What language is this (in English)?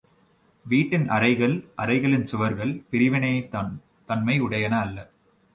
Tamil